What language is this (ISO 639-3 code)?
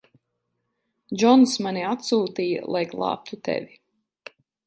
lav